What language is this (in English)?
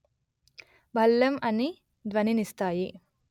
Telugu